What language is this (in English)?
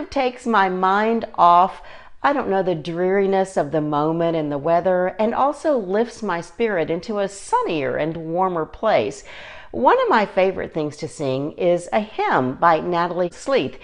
English